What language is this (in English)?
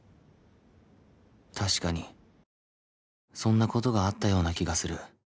Japanese